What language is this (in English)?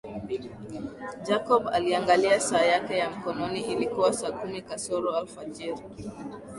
Swahili